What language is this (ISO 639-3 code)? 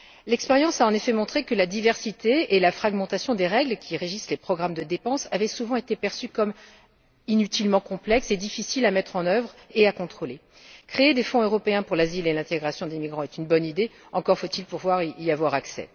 fra